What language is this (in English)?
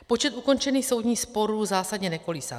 Czech